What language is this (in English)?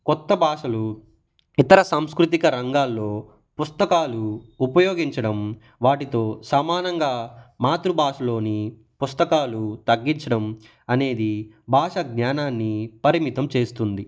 Telugu